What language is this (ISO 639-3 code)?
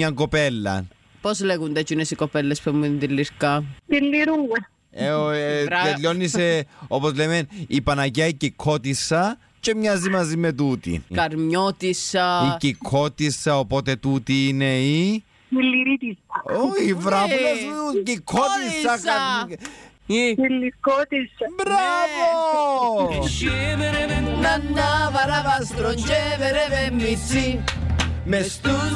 ell